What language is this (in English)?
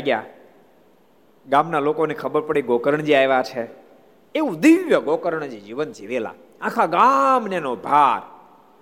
Gujarati